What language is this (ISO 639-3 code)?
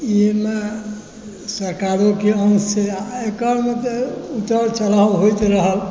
mai